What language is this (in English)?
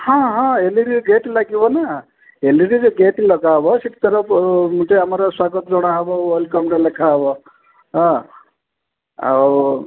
Odia